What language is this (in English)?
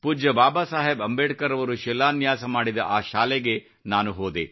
Kannada